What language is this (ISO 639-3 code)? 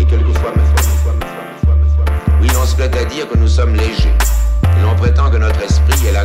fra